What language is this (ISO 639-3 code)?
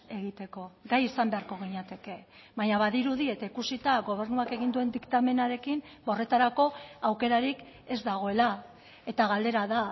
eus